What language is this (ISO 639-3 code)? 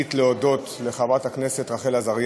heb